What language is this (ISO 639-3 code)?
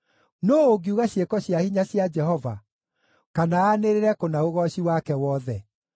kik